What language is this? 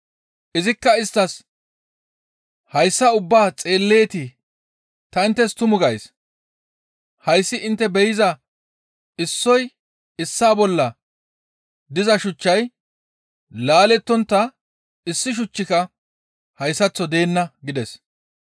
Gamo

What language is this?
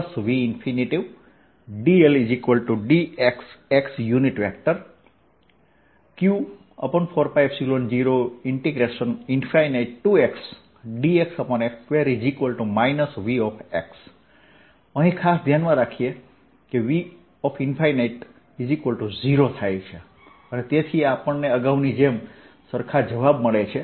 Gujarati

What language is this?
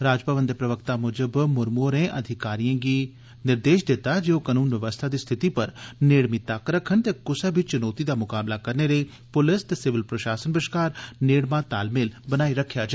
Dogri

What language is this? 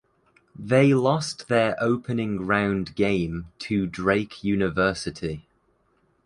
English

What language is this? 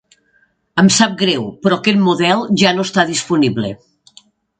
Catalan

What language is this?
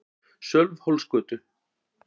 Icelandic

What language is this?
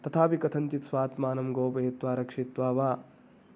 Sanskrit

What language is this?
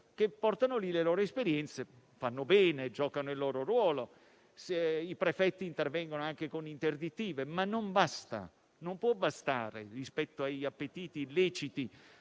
Italian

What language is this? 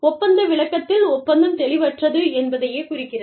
Tamil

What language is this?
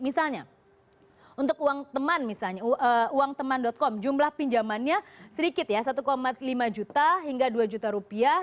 Indonesian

